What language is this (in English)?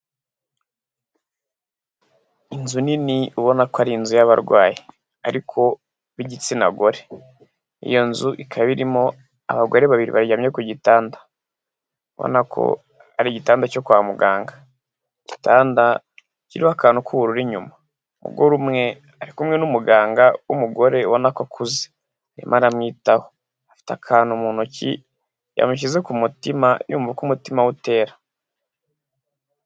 Kinyarwanda